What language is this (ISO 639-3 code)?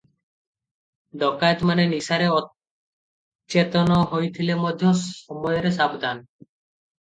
ori